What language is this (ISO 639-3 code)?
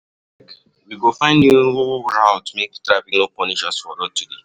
pcm